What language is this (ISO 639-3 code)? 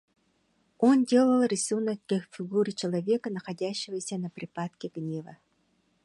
rus